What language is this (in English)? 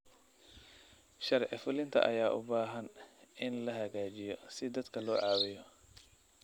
Somali